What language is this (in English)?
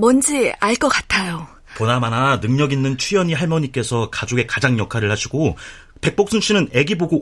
Korean